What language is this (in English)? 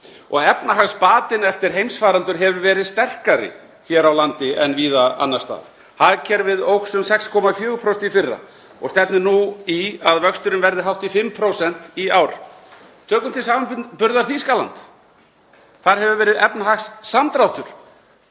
Icelandic